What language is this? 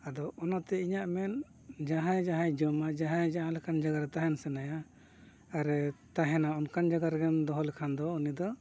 Santali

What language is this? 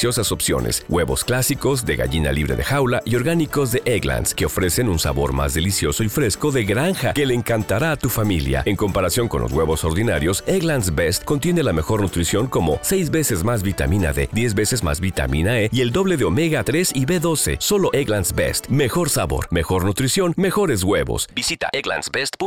Spanish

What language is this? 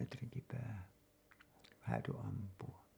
Finnish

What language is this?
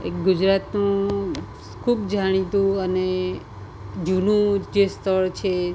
Gujarati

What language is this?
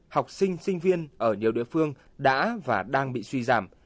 Vietnamese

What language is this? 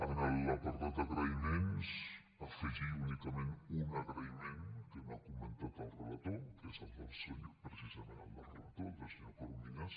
Catalan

